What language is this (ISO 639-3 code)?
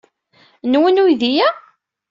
kab